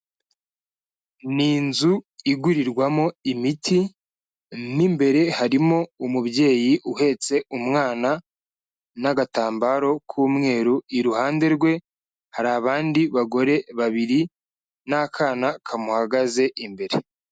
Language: Kinyarwanda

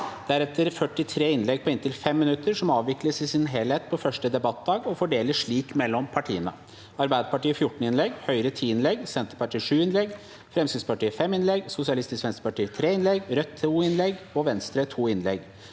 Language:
Norwegian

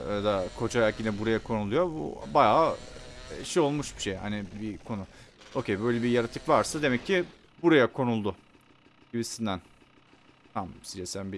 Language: Turkish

